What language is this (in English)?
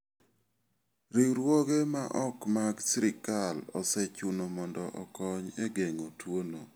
Luo (Kenya and Tanzania)